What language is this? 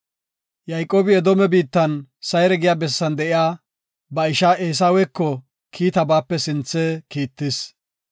Gofa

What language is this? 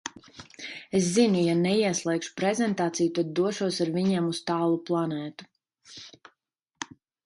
Latvian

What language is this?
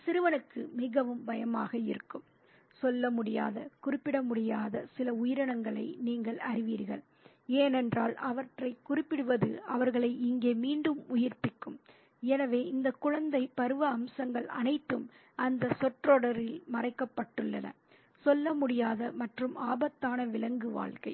Tamil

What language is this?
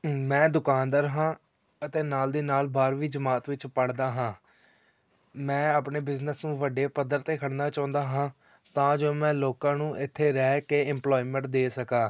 Punjabi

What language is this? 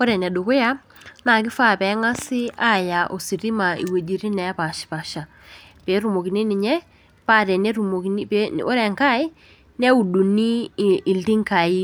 Masai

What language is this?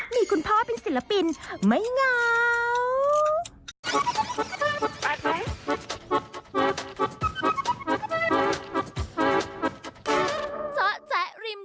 Thai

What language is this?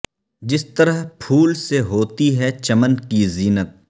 Urdu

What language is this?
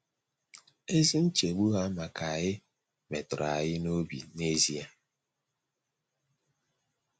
Igbo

